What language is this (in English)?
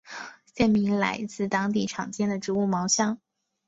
Chinese